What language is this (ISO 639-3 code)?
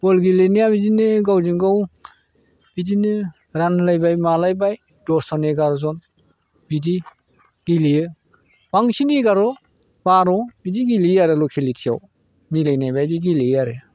brx